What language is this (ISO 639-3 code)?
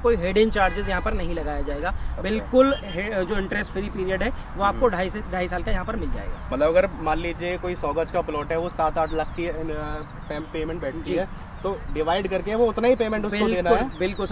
hin